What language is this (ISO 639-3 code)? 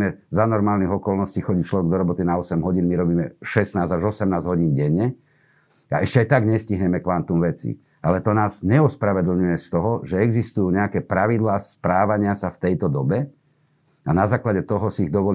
slk